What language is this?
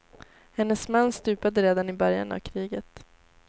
Swedish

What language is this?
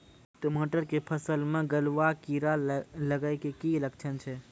Maithili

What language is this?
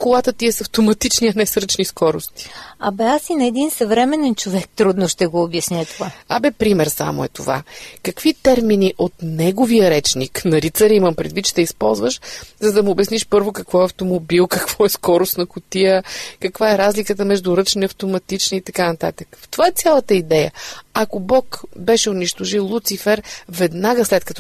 Bulgarian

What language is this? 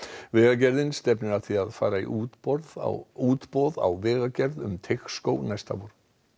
Icelandic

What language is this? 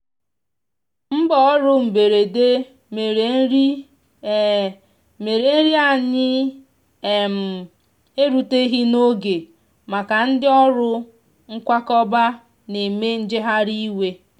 Igbo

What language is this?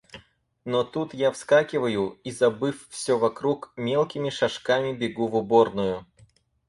Russian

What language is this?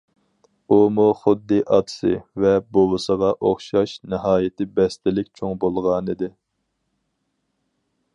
Uyghur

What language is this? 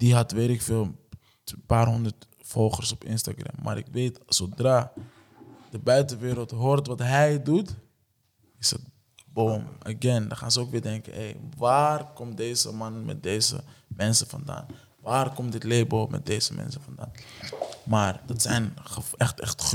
Dutch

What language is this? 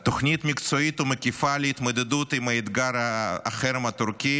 Hebrew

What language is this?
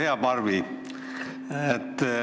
Estonian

